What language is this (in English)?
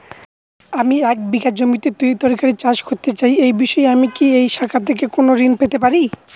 Bangla